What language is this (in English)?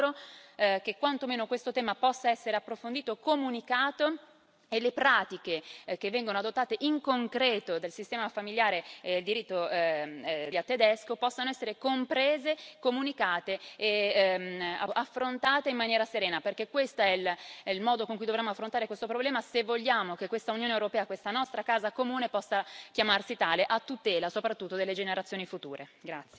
Italian